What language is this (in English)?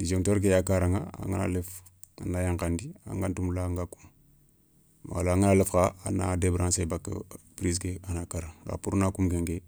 Soninke